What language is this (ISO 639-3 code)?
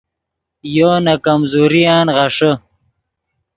ydg